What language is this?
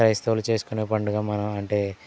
Telugu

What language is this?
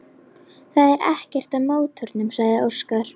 Icelandic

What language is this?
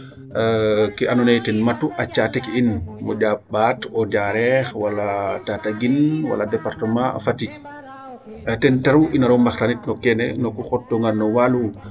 Serer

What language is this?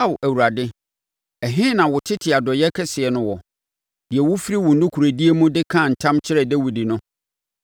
Akan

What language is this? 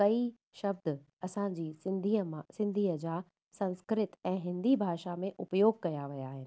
Sindhi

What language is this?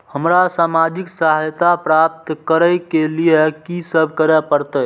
Maithili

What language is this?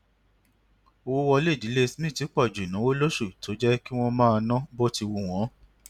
Yoruba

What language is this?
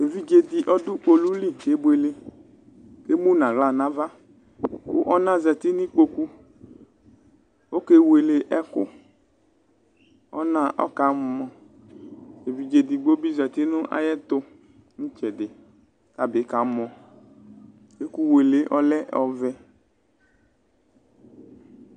Ikposo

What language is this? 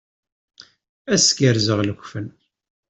Kabyle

